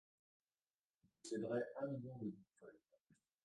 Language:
French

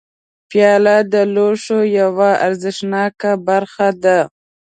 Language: Pashto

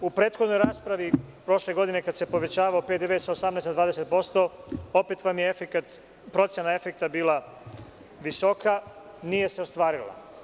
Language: Serbian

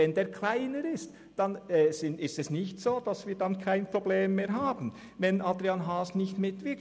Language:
Swiss German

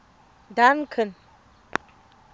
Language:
Tswana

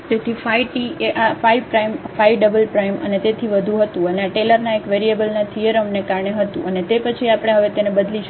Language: Gujarati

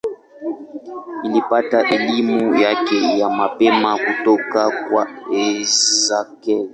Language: Swahili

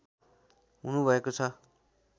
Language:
Nepali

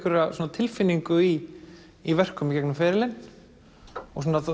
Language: Icelandic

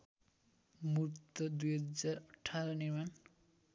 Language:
Nepali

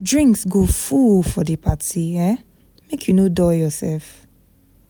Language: Nigerian Pidgin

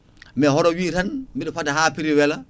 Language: Fula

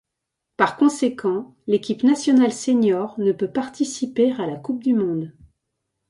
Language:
French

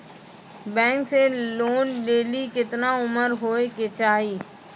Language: Maithili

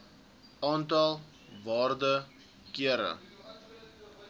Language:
Afrikaans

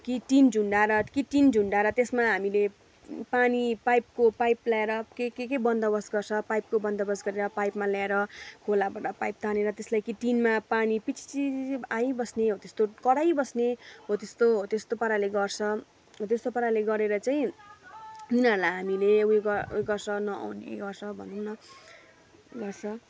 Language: Nepali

